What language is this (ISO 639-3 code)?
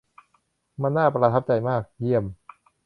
tha